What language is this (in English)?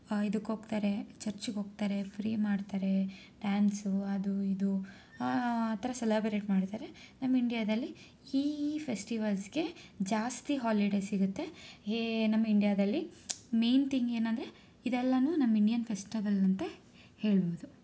Kannada